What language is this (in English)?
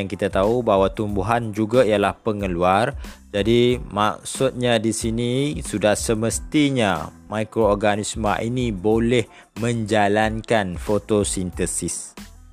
Malay